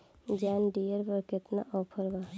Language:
Bhojpuri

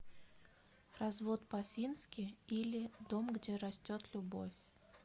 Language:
Russian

